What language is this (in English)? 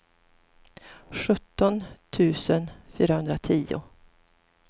Swedish